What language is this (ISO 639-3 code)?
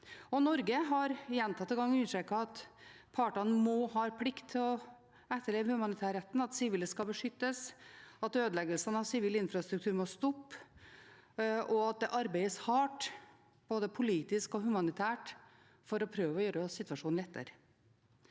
nor